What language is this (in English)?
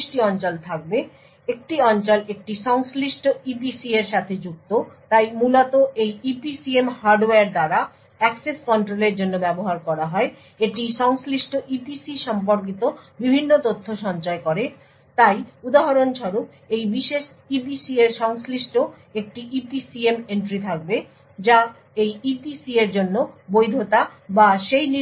Bangla